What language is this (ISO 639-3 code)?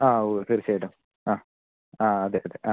mal